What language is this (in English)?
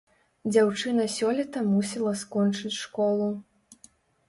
Belarusian